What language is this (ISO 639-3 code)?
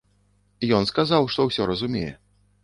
bel